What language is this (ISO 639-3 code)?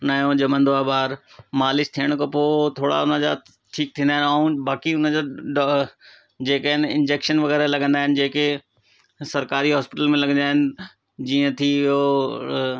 snd